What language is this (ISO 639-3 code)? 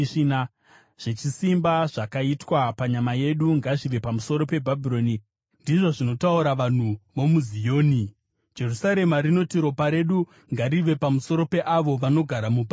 sna